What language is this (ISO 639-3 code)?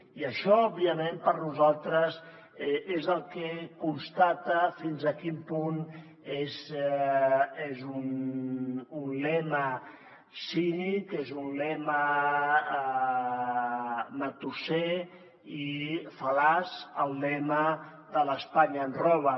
cat